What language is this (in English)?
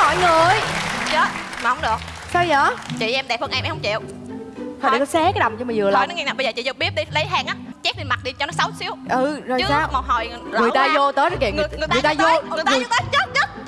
Vietnamese